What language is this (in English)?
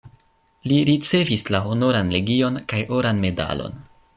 Esperanto